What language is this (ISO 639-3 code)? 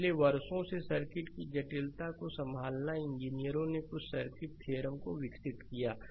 hin